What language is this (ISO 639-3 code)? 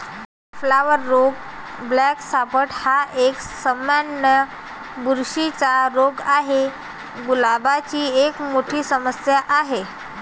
mar